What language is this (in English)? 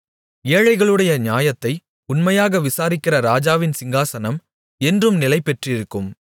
Tamil